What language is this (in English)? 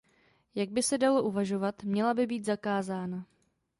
Czech